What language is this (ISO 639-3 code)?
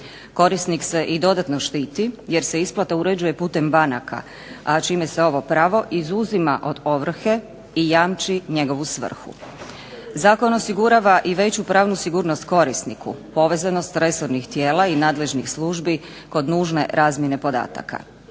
hrv